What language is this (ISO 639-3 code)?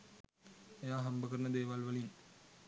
sin